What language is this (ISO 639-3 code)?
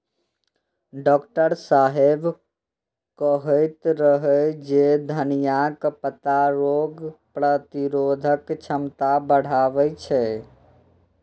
mai